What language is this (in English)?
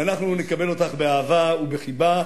Hebrew